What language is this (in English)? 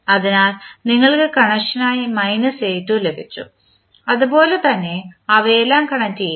Malayalam